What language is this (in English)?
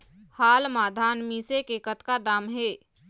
Chhattisgarhi